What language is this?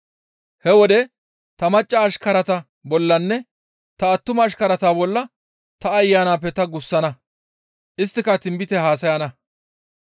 Gamo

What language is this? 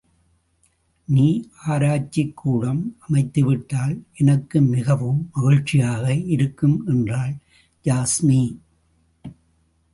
Tamil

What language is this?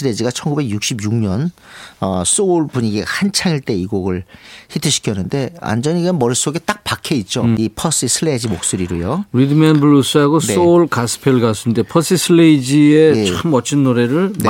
Korean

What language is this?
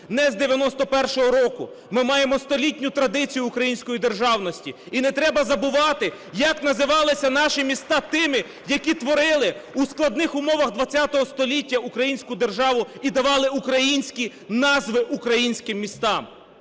Ukrainian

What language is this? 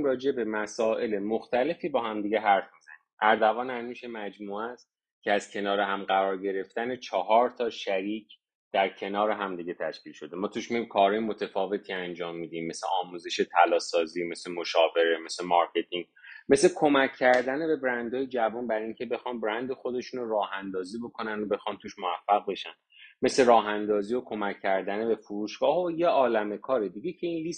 Persian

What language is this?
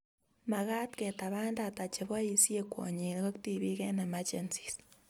Kalenjin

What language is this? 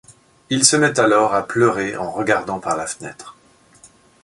French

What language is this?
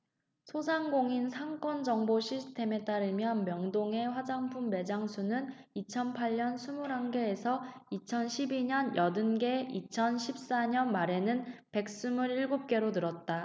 Korean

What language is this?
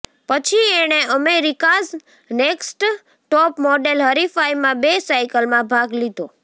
Gujarati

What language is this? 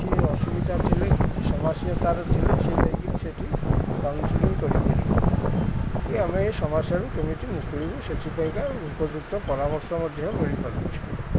Odia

